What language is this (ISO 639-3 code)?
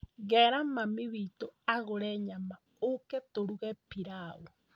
kik